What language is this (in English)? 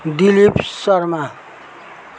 Nepali